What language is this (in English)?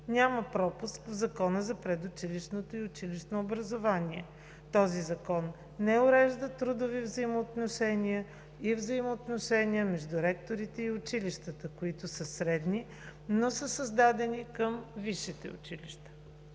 Bulgarian